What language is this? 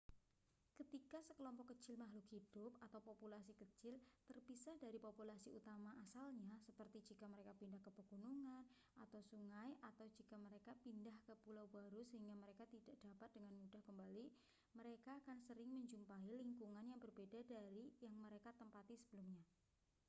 Indonesian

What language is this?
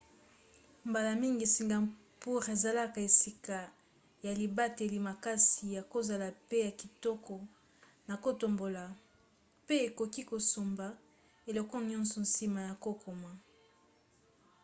Lingala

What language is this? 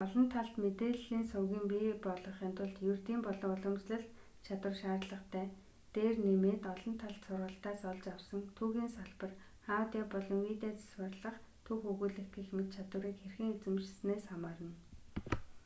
Mongolian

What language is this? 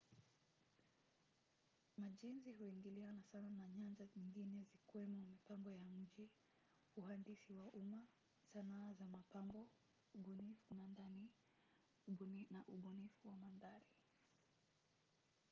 Swahili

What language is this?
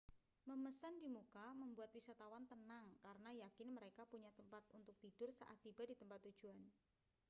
Indonesian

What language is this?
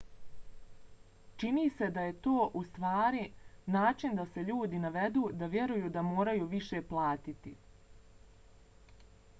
Bosnian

